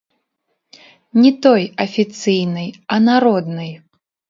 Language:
Belarusian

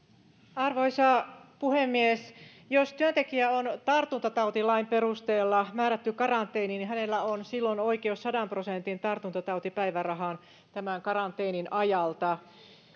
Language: Finnish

